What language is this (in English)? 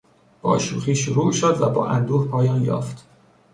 Persian